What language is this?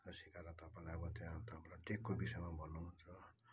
Nepali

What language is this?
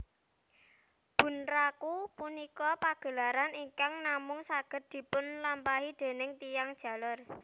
Javanese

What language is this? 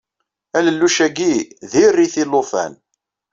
Kabyle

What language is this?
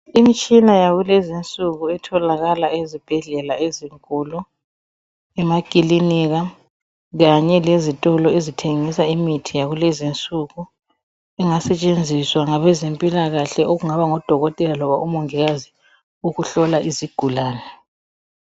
North Ndebele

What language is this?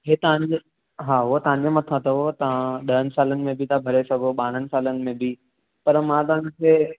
Sindhi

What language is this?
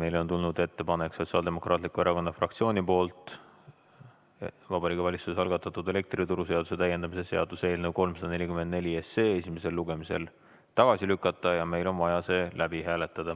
Estonian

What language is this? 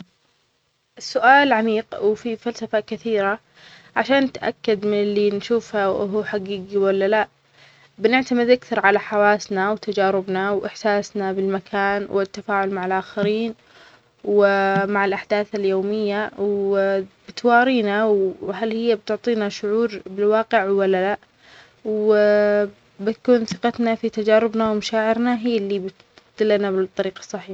Omani Arabic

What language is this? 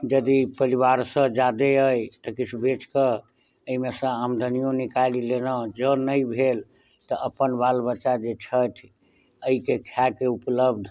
Maithili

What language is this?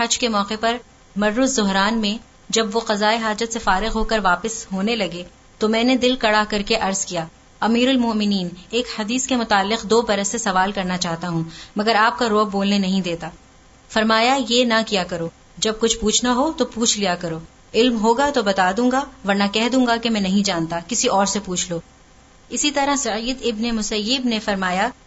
Urdu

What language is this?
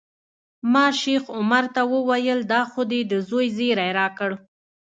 Pashto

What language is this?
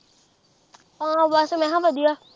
Punjabi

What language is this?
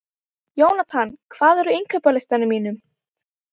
Icelandic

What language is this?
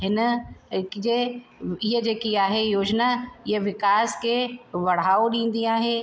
Sindhi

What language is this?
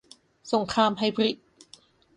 Thai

